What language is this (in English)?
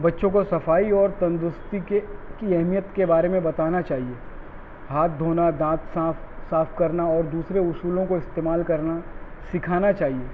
Urdu